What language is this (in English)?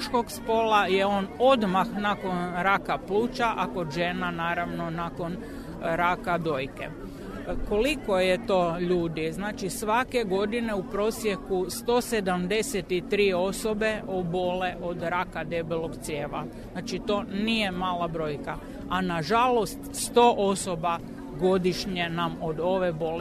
Croatian